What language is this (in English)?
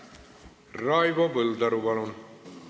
Estonian